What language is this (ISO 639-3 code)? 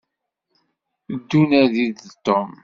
kab